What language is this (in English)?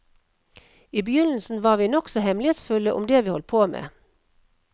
Norwegian